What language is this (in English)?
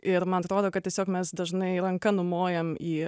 Lithuanian